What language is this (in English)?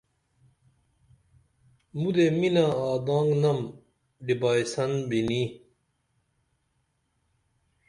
Dameli